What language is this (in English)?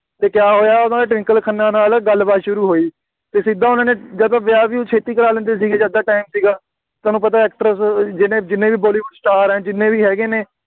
Punjabi